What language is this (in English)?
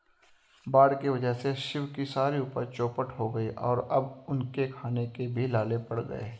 Hindi